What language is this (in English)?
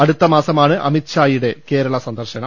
Malayalam